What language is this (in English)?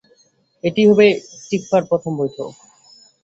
Bangla